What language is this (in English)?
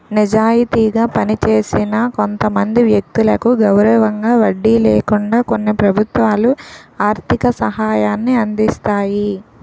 Telugu